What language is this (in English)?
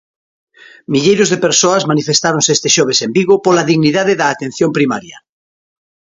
Galician